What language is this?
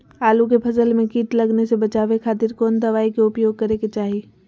Magahi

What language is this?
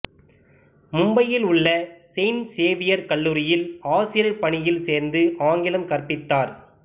Tamil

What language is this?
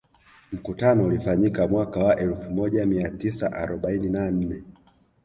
Swahili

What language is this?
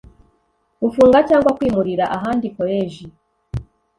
Kinyarwanda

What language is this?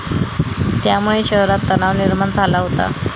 Marathi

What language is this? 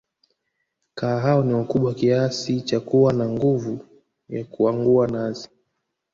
Swahili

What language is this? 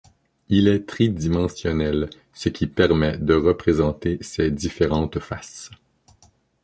French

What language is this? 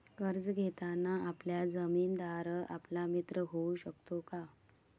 Marathi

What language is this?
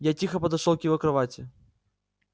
Russian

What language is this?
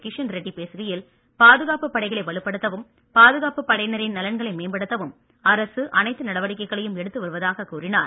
Tamil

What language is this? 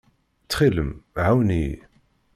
Kabyle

